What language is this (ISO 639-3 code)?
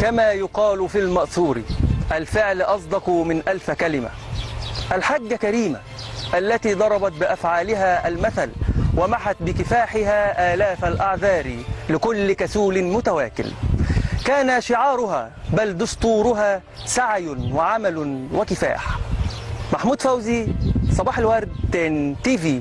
ara